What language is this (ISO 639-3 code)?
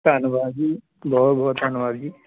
pan